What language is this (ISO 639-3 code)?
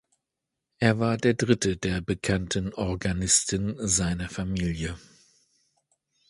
deu